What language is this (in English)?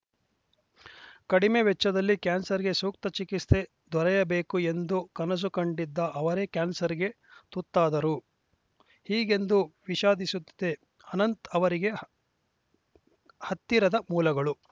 Kannada